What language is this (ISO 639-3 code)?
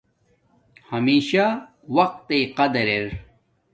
dmk